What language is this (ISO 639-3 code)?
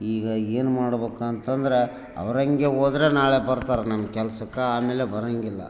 kan